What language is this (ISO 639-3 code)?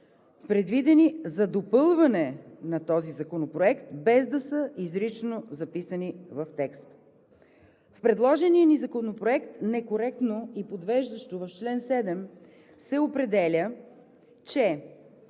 bul